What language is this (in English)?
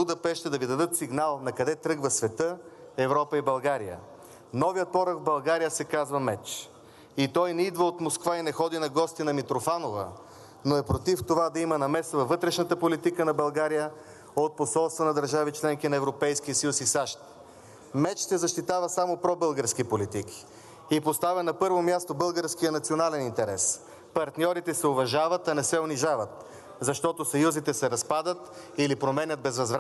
Bulgarian